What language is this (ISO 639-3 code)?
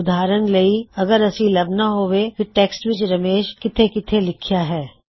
pan